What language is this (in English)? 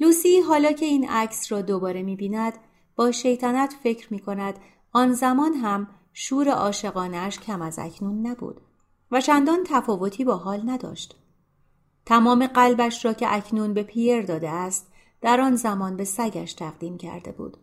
Persian